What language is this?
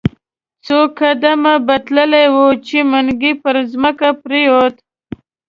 Pashto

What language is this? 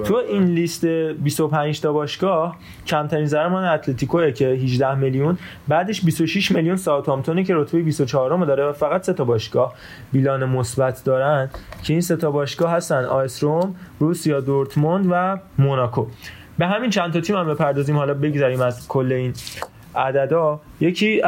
Persian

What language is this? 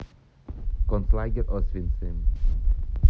Russian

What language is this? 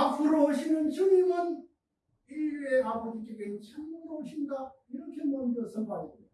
Korean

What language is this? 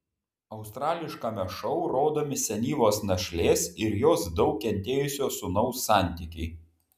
Lithuanian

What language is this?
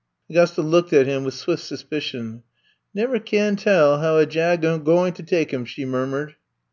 English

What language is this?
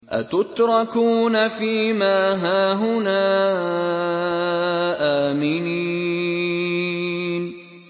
Arabic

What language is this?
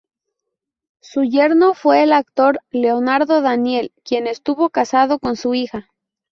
Spanish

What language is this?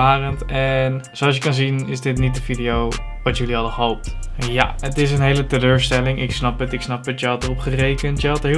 Dutch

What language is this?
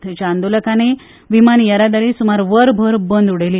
Konkani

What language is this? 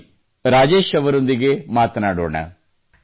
Kannada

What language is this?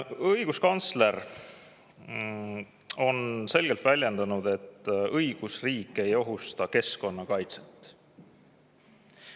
Estonian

